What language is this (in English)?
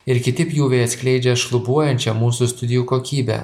Lithuanian